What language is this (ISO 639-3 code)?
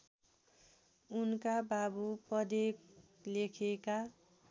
nep